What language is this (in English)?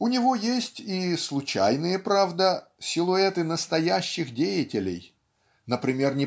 Russian